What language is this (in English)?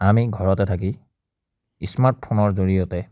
Assamese